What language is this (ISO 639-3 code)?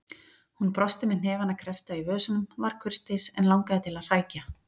isl